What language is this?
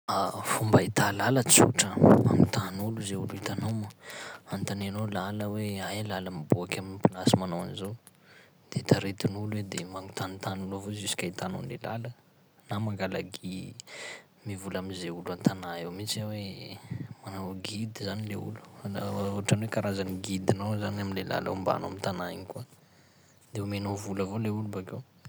Sakalava Malagasy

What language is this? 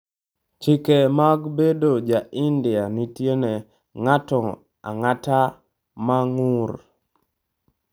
Luo (Kenya and Tanzania)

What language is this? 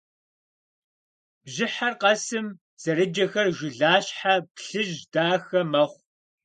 Kabardian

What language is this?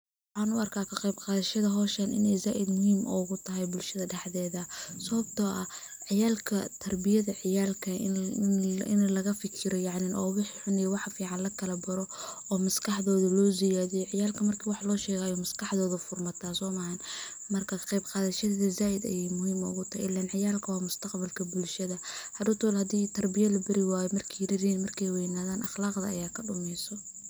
Somali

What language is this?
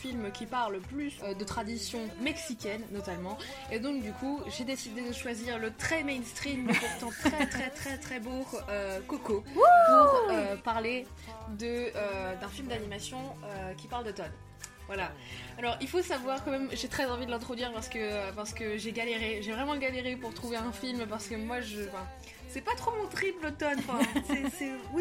French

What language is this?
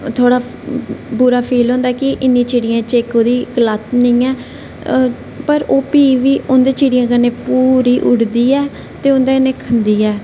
Dogri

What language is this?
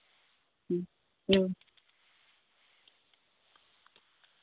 Santali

